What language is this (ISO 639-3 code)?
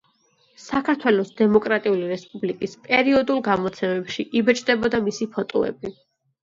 kat